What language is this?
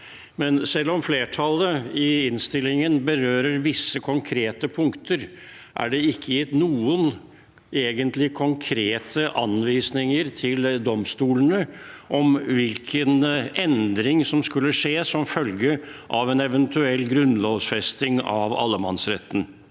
Norwegian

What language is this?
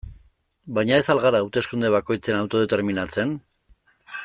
Basque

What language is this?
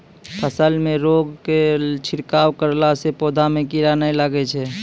Maithili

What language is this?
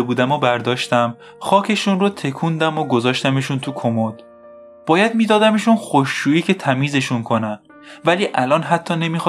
Persian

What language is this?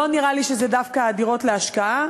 Hebrew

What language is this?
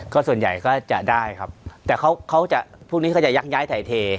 Thai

